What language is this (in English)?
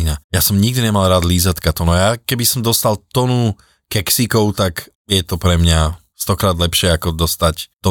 Slovak